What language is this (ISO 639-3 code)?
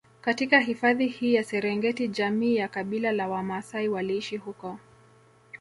swa